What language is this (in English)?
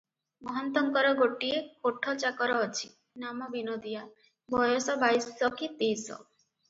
Odia